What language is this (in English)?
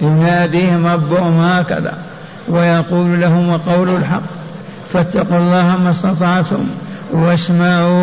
Arabic